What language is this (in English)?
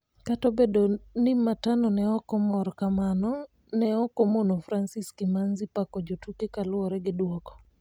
Luo (Kenya and Tanzania)